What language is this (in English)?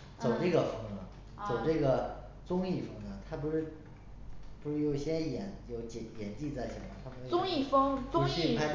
Chinese